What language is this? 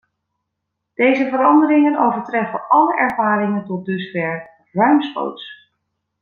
Dutch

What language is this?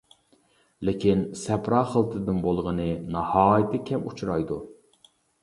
Uyghur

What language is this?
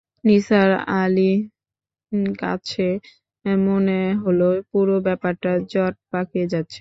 Bangla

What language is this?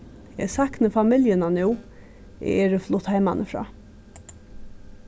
Faroese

